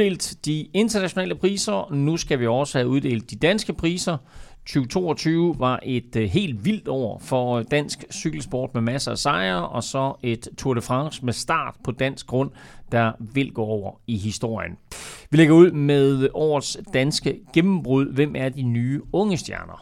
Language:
Danish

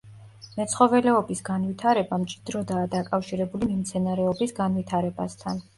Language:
Georgian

